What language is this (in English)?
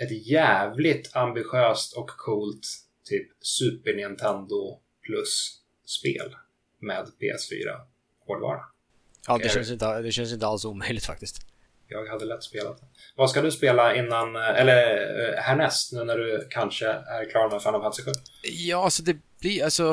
Swedish